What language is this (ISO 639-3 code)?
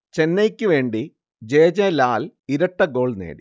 mal